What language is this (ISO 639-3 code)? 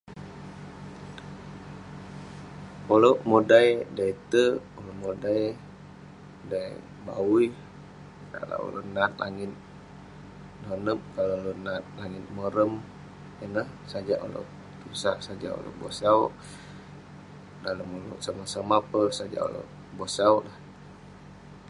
pne